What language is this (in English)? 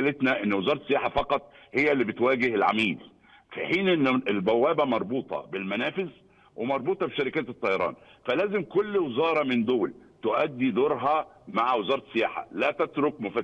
Arabic